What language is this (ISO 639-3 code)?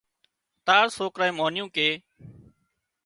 kxp